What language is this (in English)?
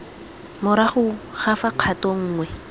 Tswana